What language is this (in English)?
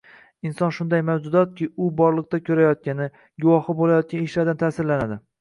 Uzbek